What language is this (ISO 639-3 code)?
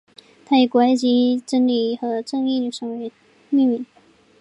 zho